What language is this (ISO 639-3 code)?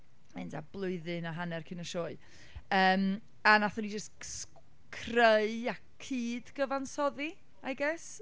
cym